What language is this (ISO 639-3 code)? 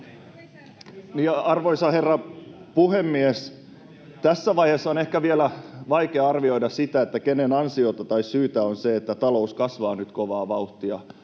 fin